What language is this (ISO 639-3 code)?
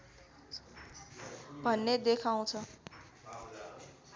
nep